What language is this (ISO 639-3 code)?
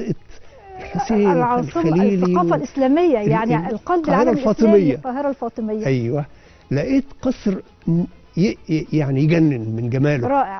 ara